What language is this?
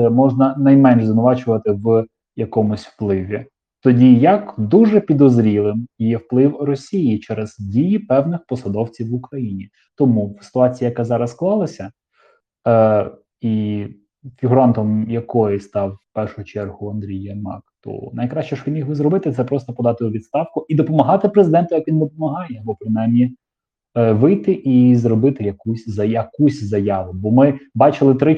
Ukrainian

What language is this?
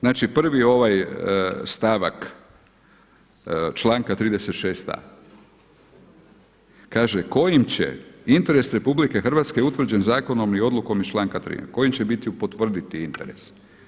Croatian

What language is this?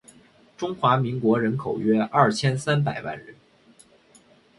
Chinese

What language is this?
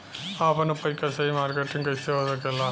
Bhojpuri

